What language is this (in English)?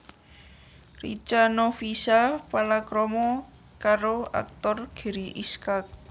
Javanese